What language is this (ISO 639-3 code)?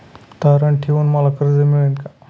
mar